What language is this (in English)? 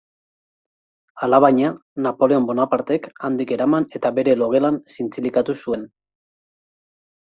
Basque